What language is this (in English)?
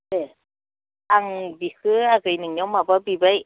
Bodo